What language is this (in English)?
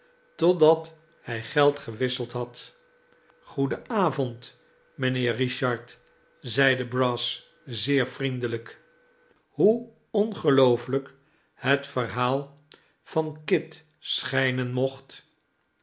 Dutch